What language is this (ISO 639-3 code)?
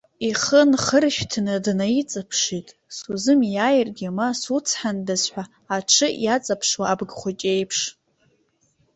abk